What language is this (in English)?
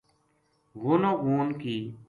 Gujari